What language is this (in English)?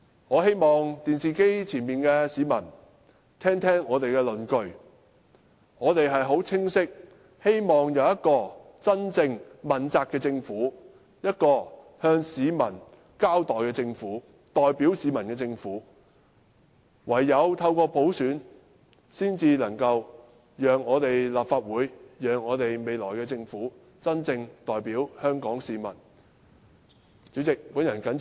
Cantonese